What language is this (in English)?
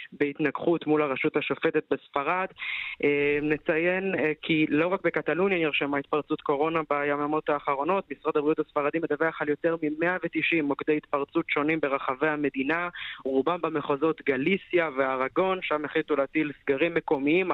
Hebrew